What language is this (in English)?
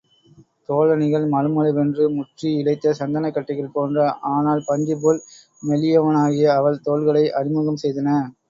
Tamil